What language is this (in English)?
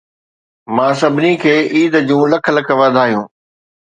Sindhi